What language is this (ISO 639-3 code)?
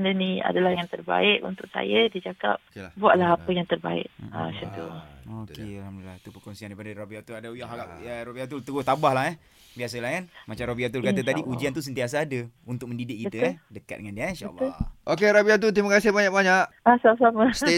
msa